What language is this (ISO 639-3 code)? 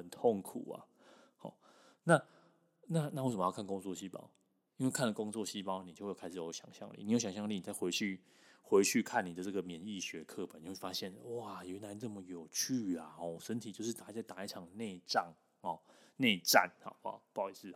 zho